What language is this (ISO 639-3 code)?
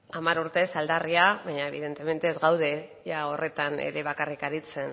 eus